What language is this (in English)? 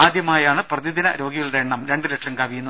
Malayalam